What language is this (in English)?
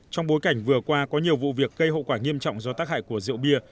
Vietnamese